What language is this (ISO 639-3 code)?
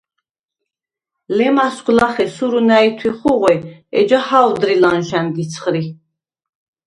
sva